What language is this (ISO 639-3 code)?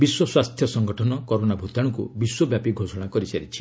ori